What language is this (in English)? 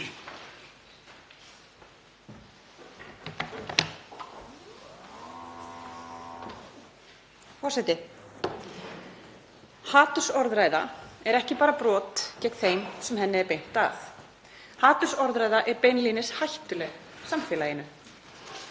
Icelandic